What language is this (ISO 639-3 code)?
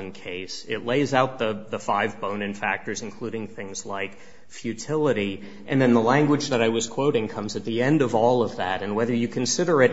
eng